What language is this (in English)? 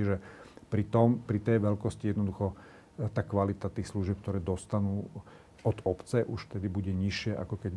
Slovak